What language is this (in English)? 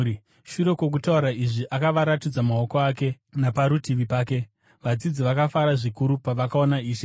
Shona